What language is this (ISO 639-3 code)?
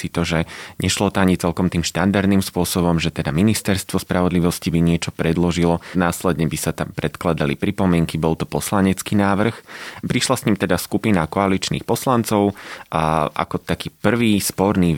slk